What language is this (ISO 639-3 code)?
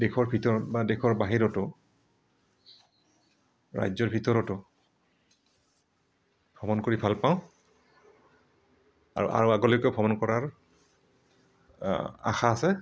asm